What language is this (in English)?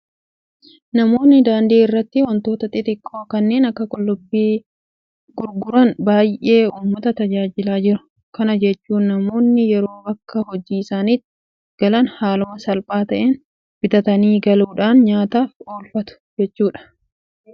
Oromo